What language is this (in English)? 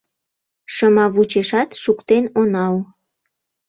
Mari